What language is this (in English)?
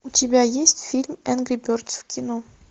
Russian